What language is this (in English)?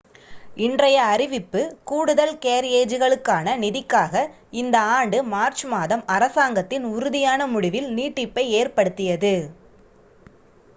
Tamil